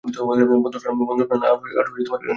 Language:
Bangla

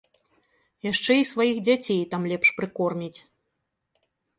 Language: Belarusian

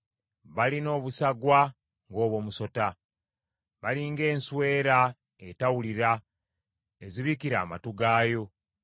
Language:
Ganda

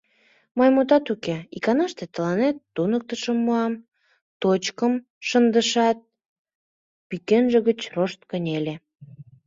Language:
Mari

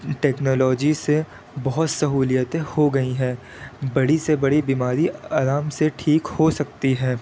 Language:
Urdu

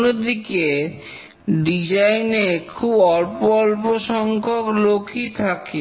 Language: Bangla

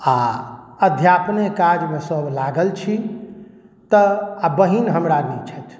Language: Maithili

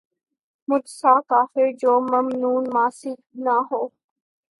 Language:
Urdu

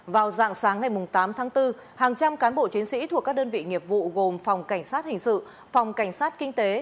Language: Vietnamese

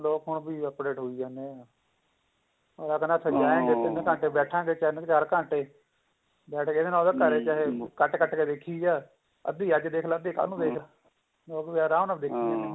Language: Punjabi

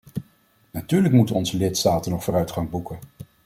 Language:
Dutch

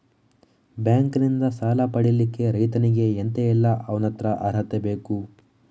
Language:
Kannada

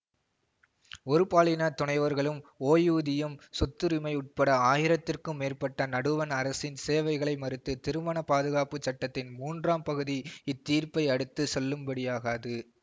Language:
Tamil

